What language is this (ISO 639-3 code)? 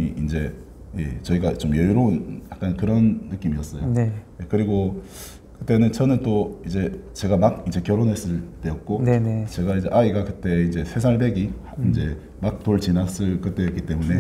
kor